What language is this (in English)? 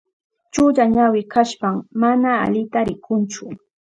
Southern Pastaza Quechua